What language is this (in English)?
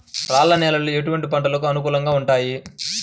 Telugu